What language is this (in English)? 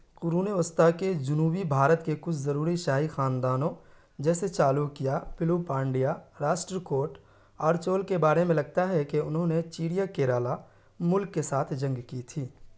Urdu